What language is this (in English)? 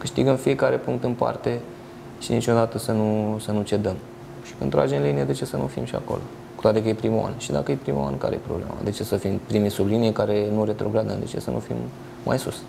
Romanian